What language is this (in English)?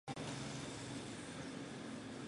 Chinese